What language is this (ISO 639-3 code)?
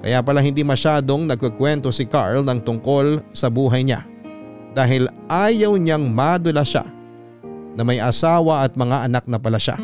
fil